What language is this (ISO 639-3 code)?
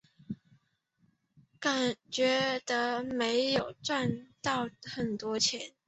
zho